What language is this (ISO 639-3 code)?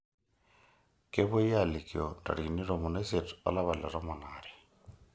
mas